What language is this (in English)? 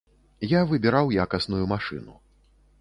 Belarusian